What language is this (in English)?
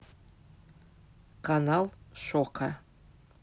Russian